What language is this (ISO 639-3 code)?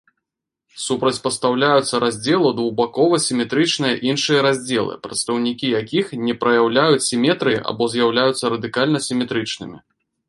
bel